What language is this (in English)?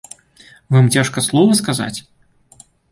Belarusian